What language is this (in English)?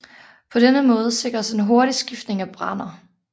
Danish